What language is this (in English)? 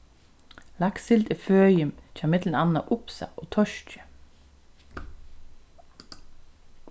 Faroese